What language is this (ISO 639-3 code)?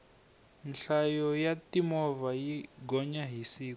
tso